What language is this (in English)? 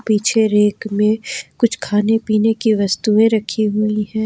Hindi